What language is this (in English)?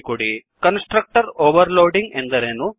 Kannada